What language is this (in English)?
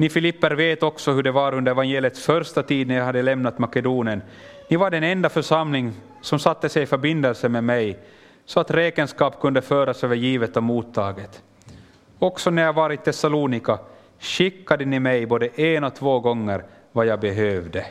Swedish